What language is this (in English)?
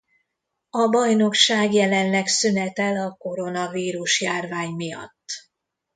Hungarian